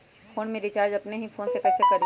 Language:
Magahi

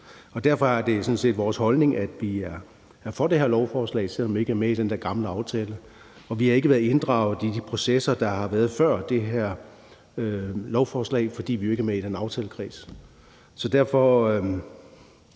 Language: Danish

